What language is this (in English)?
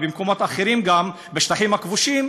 Hebrew